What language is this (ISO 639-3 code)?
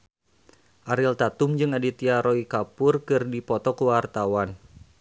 sun